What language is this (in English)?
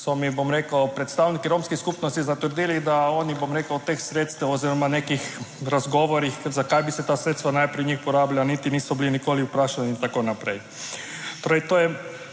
Slovenian